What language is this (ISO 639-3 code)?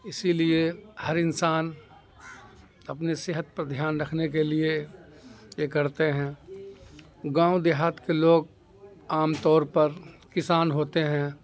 urd